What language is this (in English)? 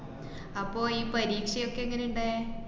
Malayalam